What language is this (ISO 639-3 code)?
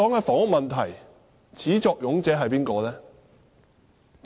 yue